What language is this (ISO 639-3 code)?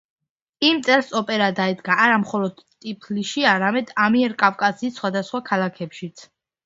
kat